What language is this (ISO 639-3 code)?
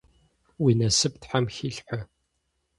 kbd